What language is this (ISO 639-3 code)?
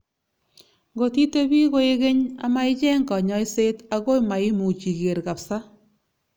kln